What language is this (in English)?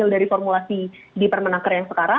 Indonesian